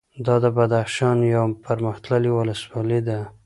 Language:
Pashto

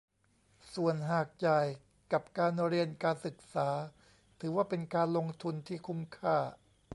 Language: Thai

